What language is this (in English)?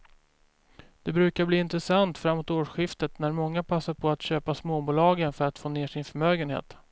Swedish